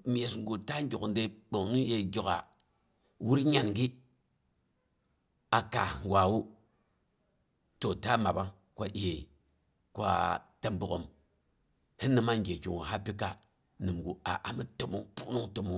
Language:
Boghom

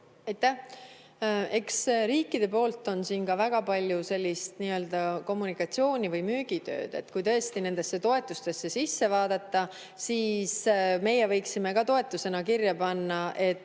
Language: Estonian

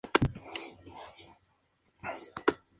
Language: Spanish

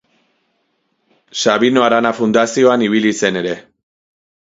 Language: Basque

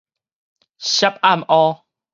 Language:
Min Nan Chinese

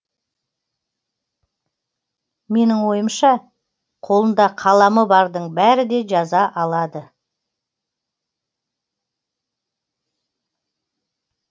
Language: Kazakh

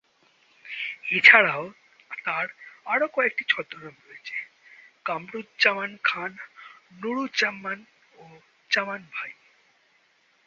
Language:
Bangla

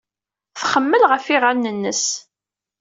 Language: Kabyle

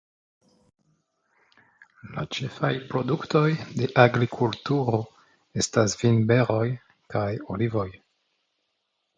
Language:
Esperanto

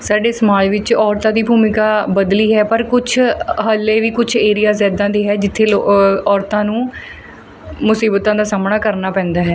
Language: Punjabi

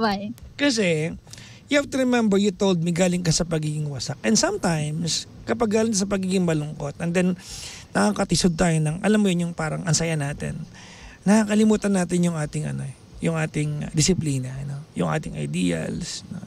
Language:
Filipino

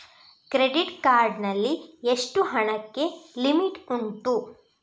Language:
Kannada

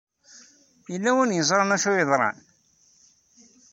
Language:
Kabyle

